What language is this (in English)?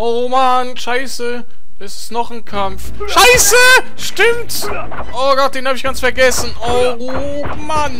German